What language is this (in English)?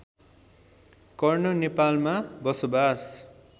Nepali